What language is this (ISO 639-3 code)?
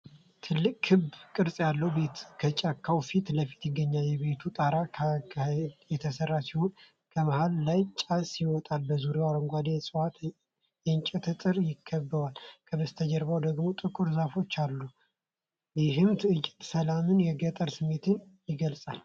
amh